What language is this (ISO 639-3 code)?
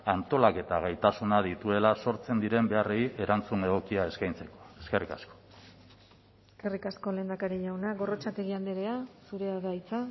eus